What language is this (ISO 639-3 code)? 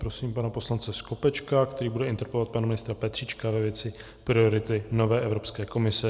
ces